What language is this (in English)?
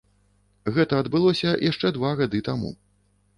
Belarusian